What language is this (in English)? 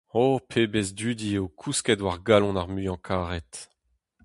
Breton